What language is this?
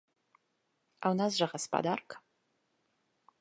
Belarusian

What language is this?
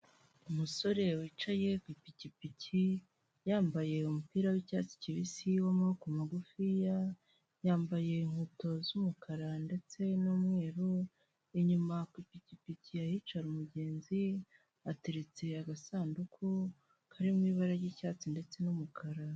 Kinyarwanda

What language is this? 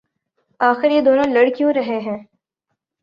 Urdu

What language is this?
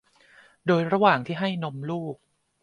Thai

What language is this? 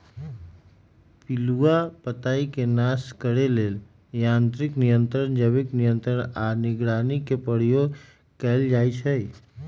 Magahi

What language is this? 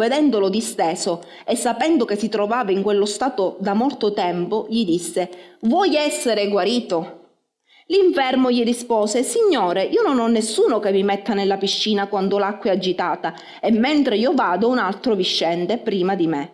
Italian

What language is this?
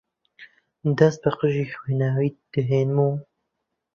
Central Kurdish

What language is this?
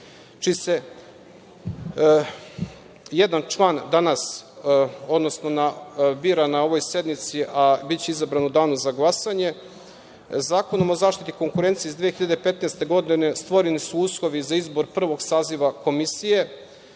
Serbian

